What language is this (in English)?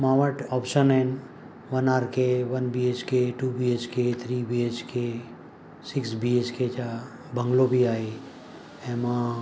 Sindhi